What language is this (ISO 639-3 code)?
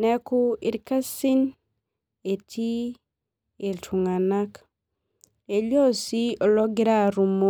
mas